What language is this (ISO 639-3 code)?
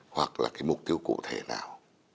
vie